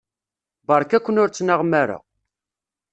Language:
Kabyle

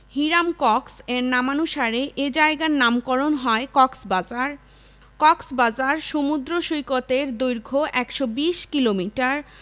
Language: Bangla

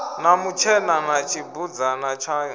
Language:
Venda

